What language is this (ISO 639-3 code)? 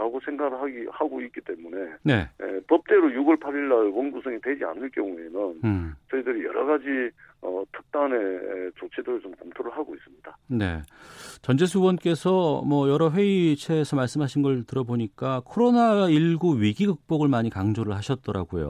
kor